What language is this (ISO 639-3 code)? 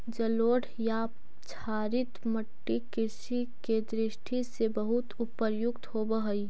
mag